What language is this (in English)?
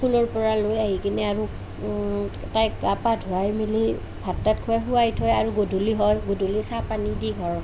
Assamese